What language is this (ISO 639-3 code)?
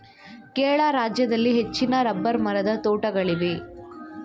kan